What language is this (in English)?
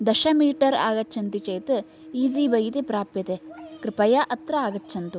Sanskrit